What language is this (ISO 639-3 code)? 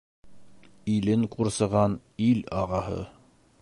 bak